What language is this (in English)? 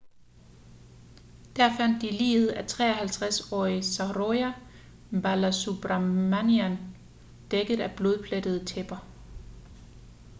Danish